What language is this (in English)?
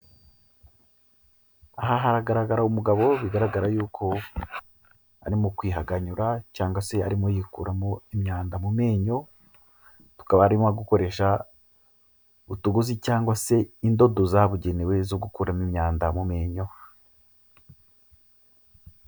Kinyarwanda